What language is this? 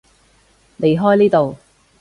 Cantonese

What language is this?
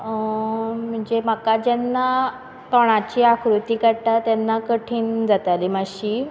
Konkani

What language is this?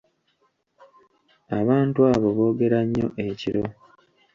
Ganda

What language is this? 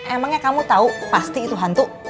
Indonesian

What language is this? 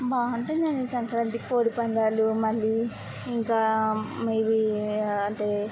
Telugu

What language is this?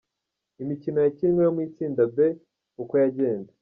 Kinyarwanda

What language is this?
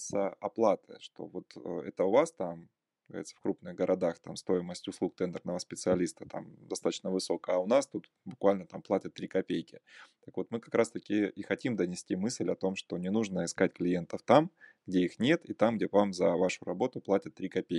Russian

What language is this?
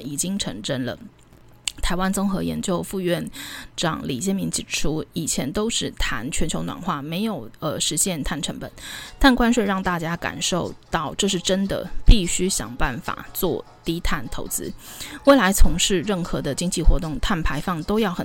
Chinese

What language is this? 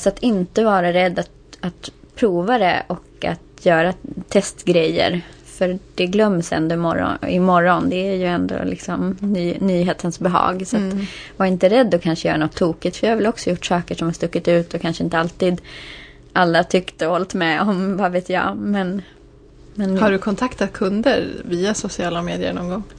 Swedish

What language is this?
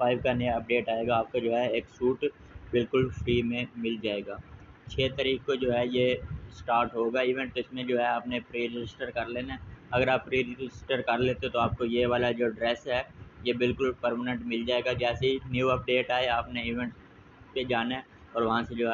Hindi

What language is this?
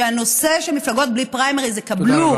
Hebrew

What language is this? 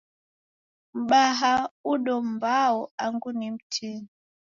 Taita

